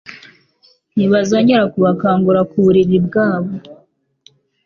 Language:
Kinyarwanda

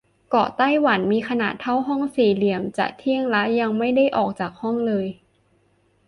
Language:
Thai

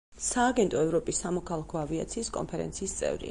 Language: Georgian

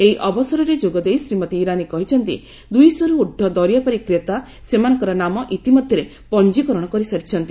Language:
Odia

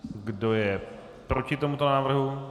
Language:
Czech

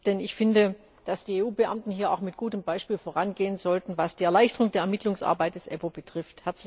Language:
German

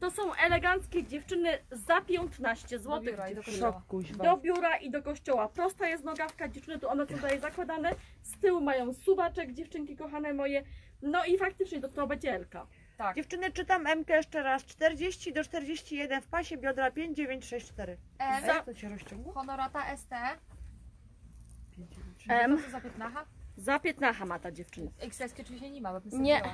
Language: Polish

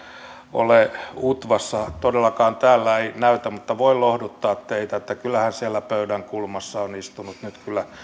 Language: Finnish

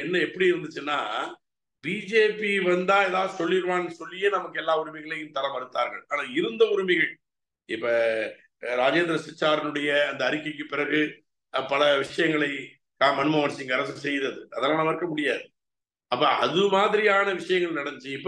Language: Arabic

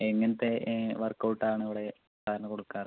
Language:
Malayalam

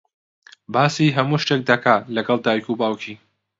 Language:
Central Kurdish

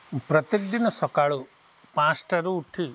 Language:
Odia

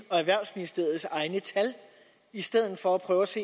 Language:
Danish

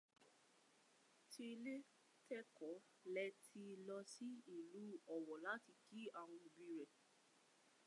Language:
Yoruba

